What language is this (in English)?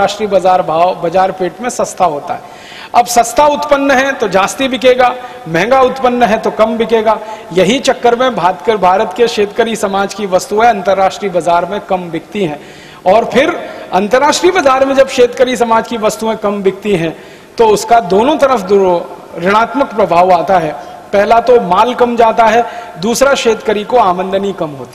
Hindi